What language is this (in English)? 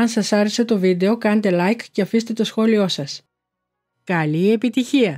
Greek